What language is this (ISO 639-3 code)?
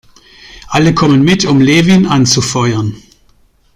deu